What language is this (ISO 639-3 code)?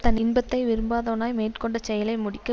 tam